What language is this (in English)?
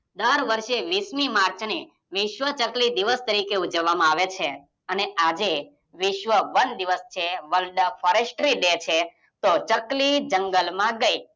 Gujarati